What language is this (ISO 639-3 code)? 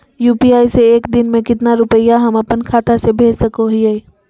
mag